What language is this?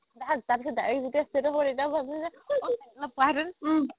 Assamese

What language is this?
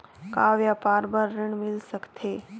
Chhattisgarhi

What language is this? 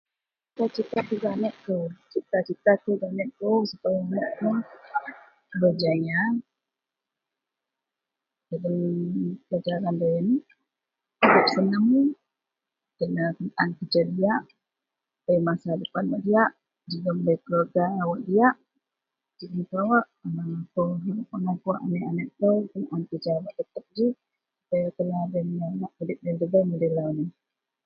Central Melanau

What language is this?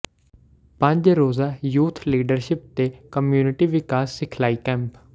Punjabi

